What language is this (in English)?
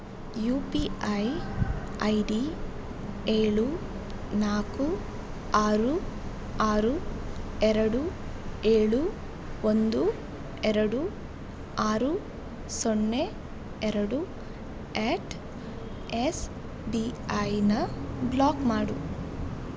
Kannada